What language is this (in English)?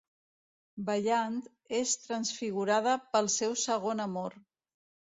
Catalan